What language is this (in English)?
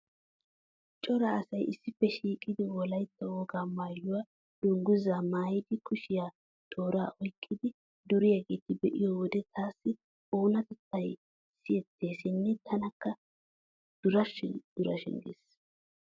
Wolaytta